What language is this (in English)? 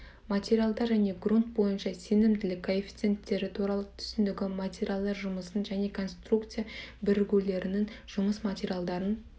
Kazakh